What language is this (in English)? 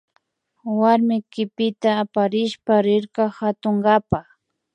Imbabura Highland Quichua